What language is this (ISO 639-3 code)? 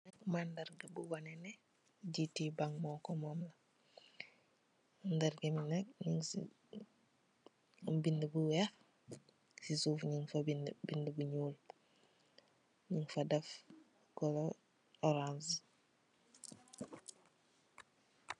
wol